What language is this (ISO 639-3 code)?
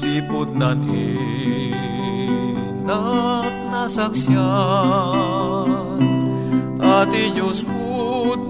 fil